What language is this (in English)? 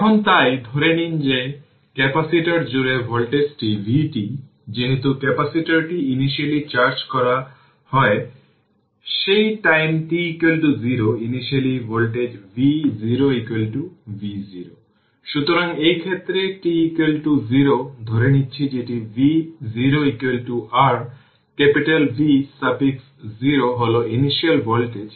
Bangla